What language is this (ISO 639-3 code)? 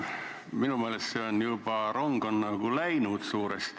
est